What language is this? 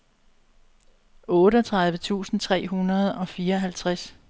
Danish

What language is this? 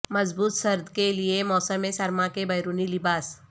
Urdu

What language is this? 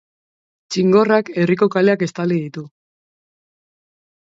Basque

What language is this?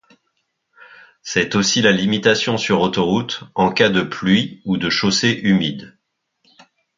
French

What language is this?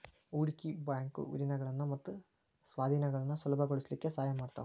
Kannada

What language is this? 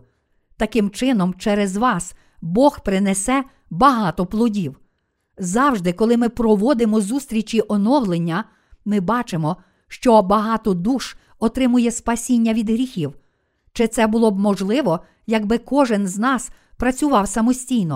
Ukrainian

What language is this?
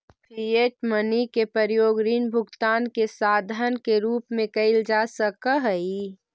Magahi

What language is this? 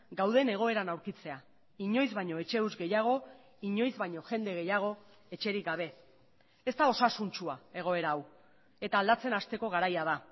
Basque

